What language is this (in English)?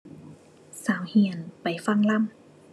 Thai